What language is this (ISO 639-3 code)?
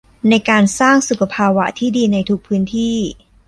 tha